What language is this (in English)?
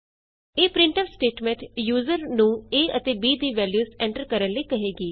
Punjabi